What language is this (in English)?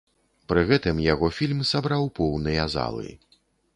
Belarusian